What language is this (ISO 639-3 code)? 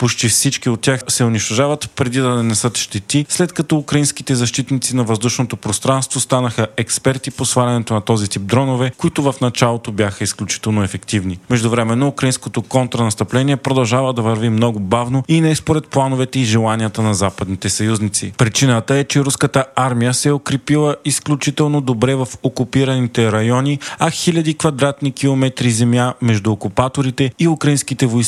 bul